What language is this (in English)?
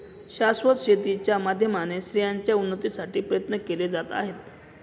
Marathi